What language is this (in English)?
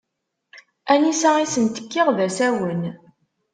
Kabyle